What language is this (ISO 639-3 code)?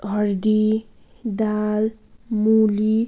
nep